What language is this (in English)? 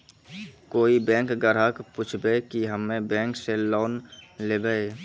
Maithili